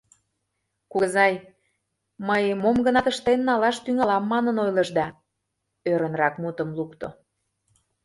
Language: Mari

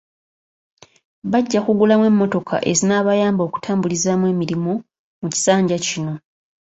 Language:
Ganda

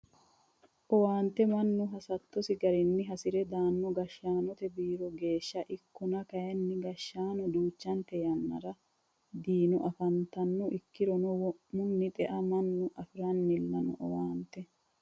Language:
Sidamo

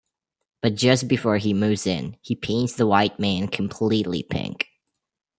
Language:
English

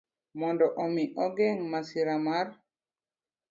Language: Luo (Kenya and Tanzania)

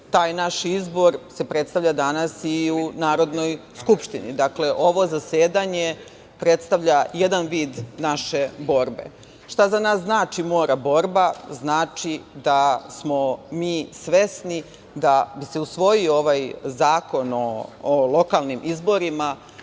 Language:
Serbian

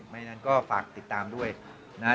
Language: Thai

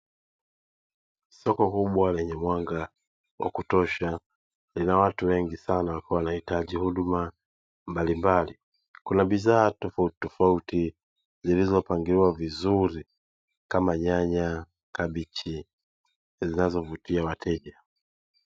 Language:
Swahili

